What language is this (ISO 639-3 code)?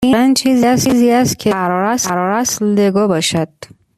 fas